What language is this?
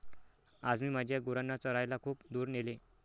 Marathi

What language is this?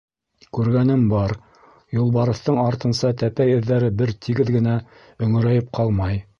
Bashkir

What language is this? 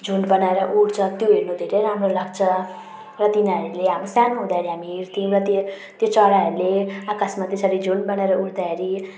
Nepali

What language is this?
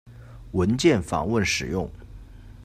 Chinese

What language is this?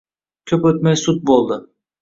Uzbek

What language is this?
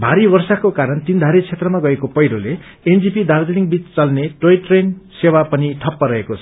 Nepali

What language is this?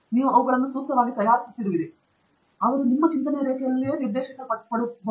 Kannada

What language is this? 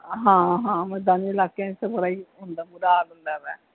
Punjabi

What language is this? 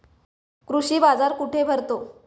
Marathi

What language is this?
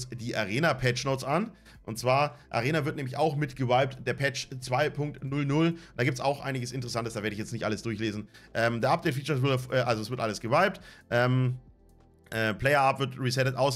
German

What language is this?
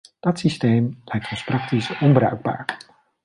Dutch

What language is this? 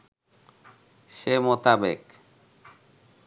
Bangla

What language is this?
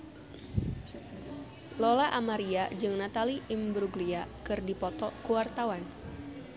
Sundanese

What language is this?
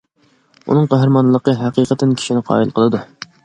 Uyghur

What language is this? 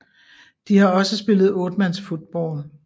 Danish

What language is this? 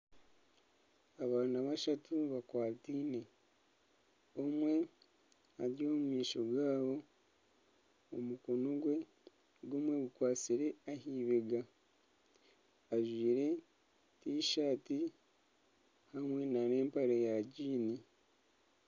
Nyankole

